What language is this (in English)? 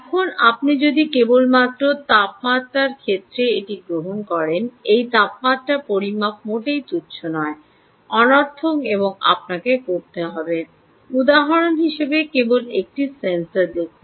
Bangla